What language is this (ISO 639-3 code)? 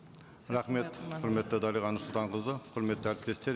kaz